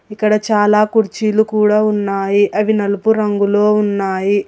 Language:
Telugu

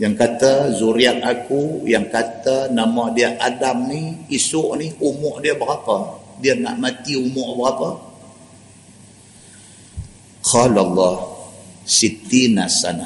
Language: Malay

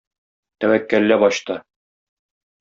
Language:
Tatar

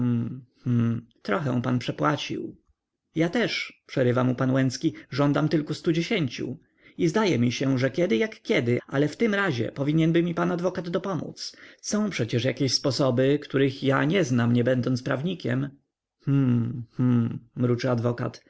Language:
Polish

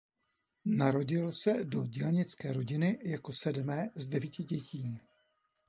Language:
Czech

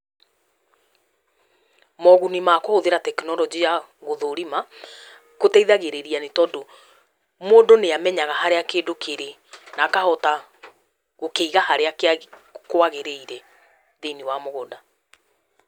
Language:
Kikuyu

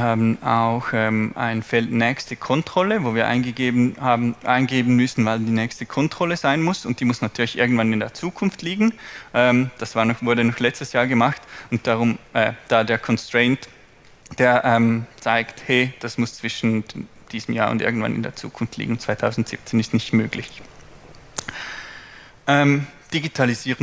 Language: German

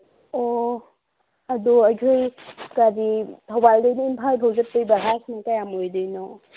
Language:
Manipuri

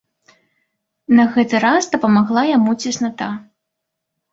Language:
Belarusian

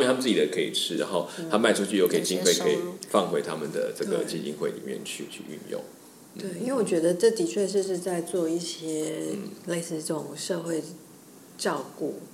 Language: Chinese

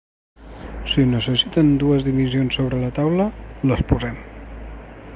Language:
Catalan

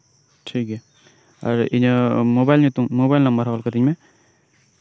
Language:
Santali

